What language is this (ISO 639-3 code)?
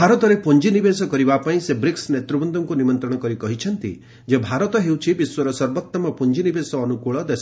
ori